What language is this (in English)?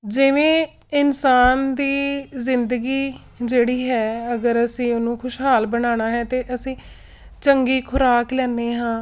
Punjabi